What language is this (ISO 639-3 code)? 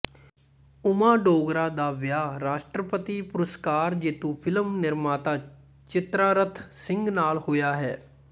pan